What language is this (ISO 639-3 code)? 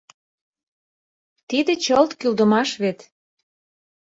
chm